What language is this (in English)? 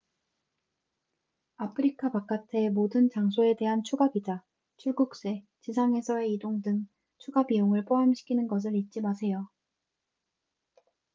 Korean